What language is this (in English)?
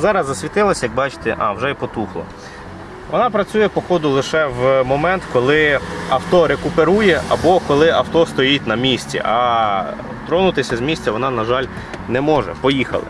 Ukrainian